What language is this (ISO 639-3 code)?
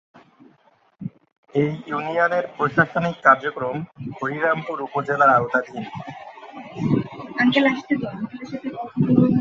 ben